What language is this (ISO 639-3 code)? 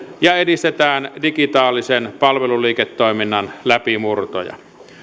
fin